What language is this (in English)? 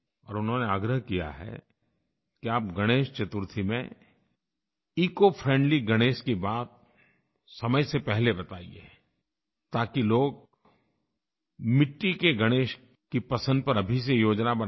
Hindi